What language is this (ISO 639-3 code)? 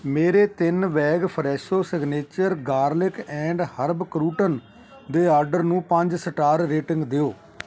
pan